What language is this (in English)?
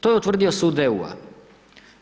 Croatian